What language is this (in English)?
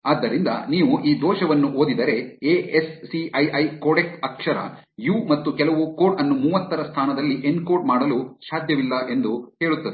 Kannada